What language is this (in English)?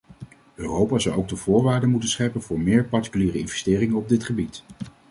Dutch